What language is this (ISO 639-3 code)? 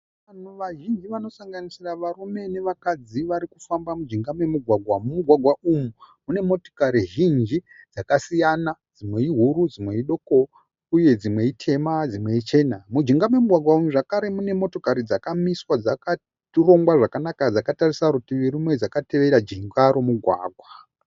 sna